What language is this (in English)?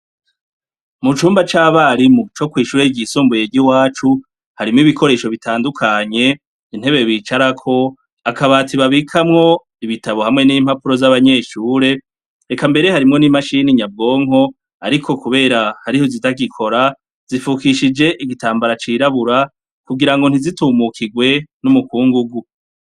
Rundi